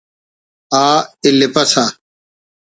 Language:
Brahui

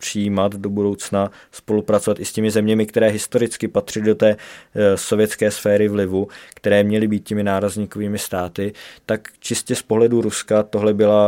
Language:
Czech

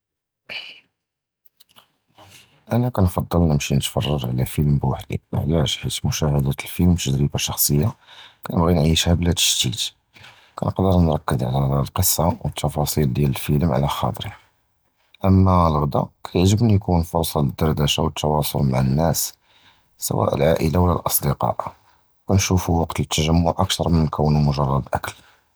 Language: Judeo-Arabic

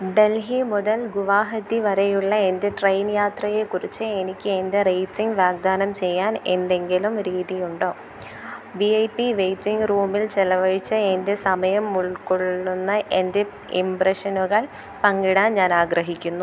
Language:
Malayalam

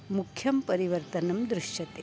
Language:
Sanskrit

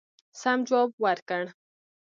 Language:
Pashto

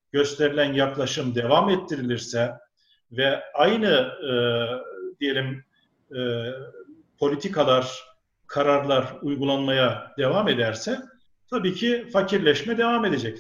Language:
Turkish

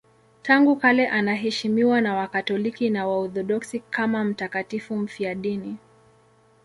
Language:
Swahili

